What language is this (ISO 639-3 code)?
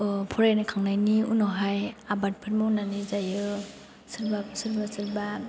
brx